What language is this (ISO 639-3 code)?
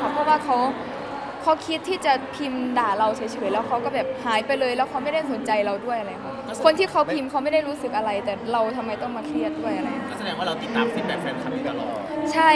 tha